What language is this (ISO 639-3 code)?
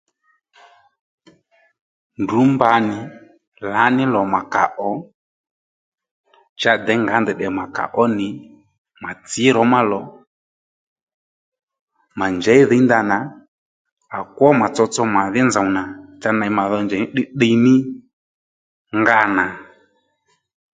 led